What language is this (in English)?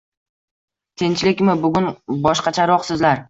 Uzbek